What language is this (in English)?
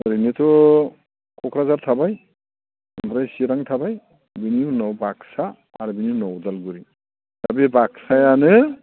Bodo